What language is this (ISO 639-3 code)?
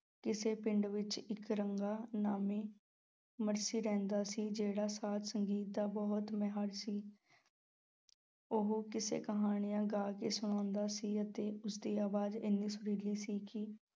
pan